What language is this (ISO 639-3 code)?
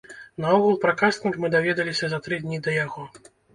bel